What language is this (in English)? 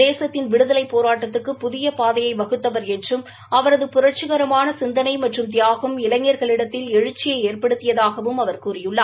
Tamil